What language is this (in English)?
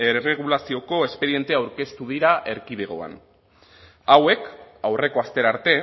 Basque